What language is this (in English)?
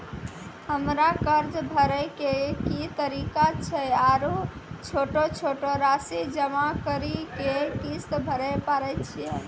Maithili